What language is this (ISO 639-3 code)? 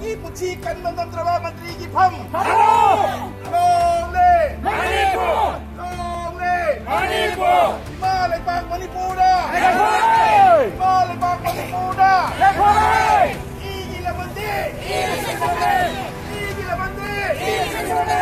tha